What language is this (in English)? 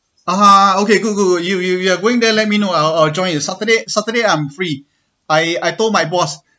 English